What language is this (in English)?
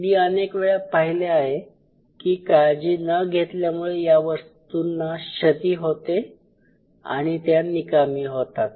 Marathi